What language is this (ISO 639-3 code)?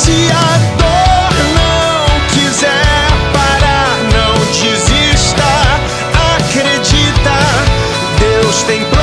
por